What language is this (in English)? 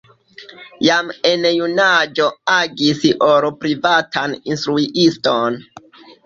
Esperanto